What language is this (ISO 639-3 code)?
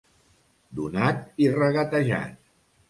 cat